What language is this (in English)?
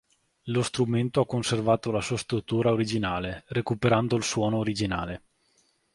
Italian